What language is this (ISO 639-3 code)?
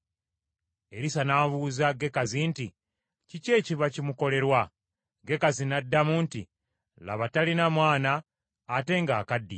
lug